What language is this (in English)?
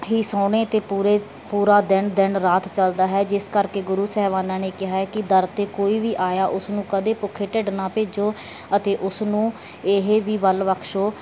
Punjabi